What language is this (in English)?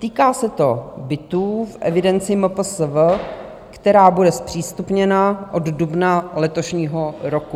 Czech